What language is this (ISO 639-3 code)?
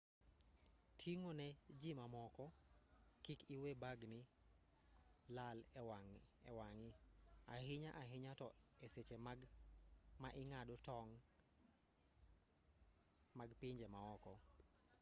luo